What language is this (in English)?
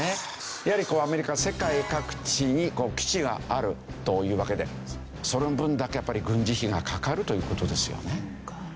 Japanese